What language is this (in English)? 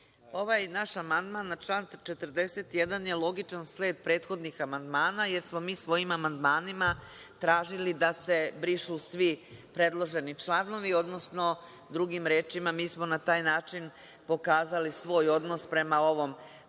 Serbian